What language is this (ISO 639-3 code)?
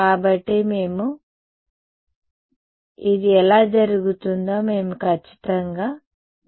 tel